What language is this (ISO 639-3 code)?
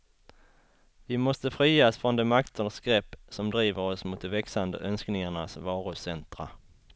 swe